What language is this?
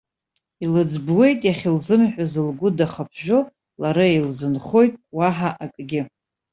Abkhazian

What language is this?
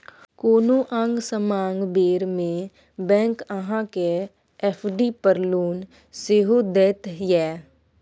Maithili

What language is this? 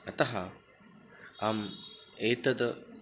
Sanskrit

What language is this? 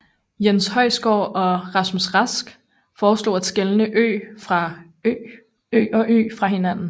Danish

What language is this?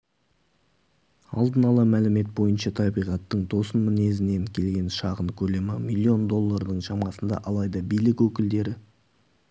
Kazakh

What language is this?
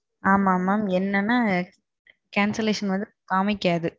Tamil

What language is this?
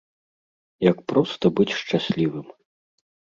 Belarusian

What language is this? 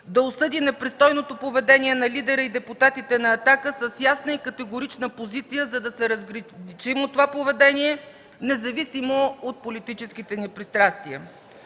Bulgarian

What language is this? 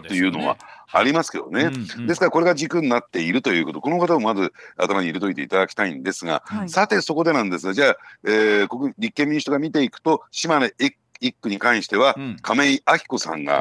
Japanese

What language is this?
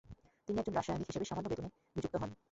Bangla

